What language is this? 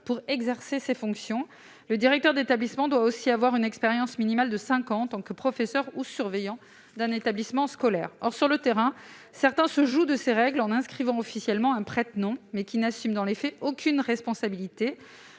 French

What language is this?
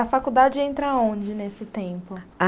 Portuguese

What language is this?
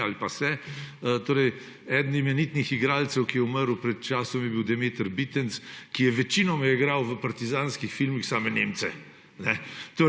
Slovenian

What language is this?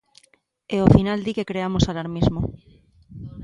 Galician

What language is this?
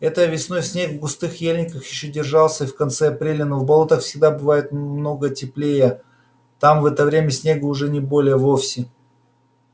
Russian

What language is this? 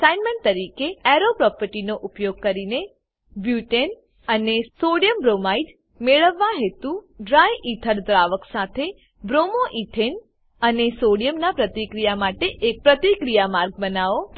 Gujarati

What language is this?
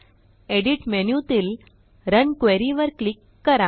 Marathi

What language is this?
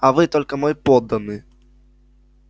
Russian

